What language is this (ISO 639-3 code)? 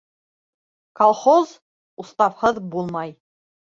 bak